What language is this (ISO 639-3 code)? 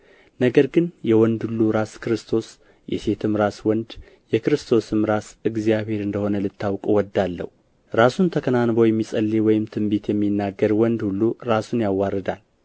amh